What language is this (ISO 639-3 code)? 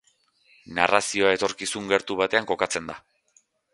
eus